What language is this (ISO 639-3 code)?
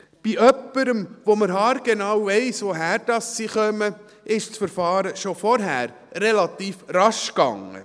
gsw